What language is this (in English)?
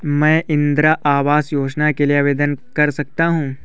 Hindi